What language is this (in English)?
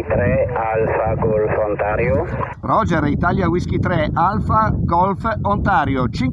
Italian